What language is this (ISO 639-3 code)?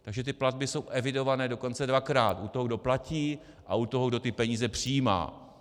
ces